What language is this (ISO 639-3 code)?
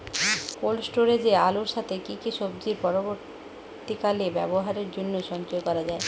ben